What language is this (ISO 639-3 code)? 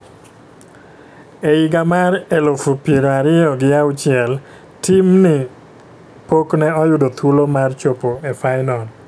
luo